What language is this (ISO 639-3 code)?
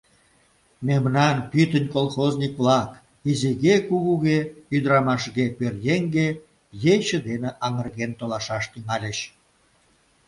chm